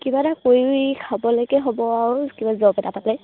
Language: Assamese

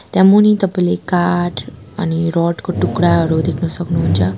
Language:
Nepali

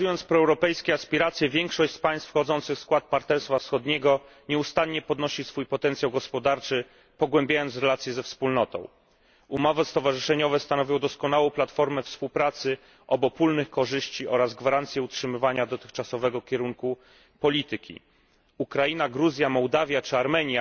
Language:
Polish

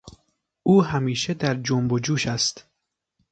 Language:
Persian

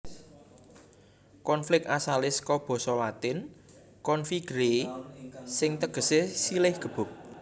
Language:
Javanese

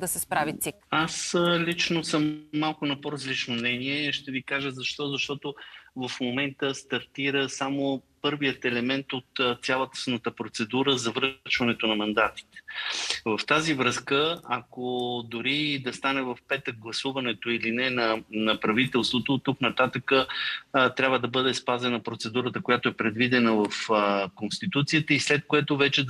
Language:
Bulgarian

